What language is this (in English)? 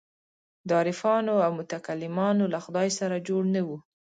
Pashto